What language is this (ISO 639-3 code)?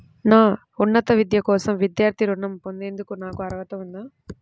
tel